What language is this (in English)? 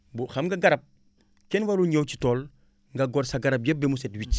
Wolof